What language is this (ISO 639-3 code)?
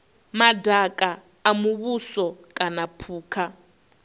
ven